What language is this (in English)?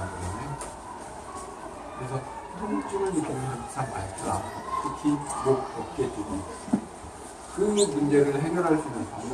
Korean